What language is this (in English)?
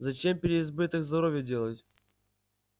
Russian